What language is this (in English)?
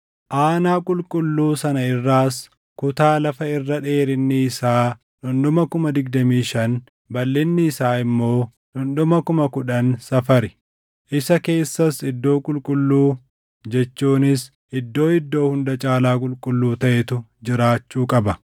Oromo